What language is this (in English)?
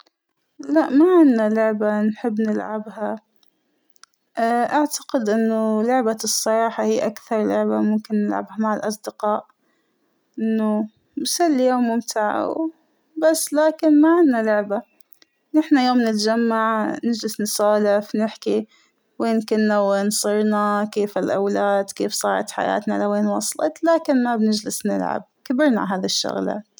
Hijazi Arabic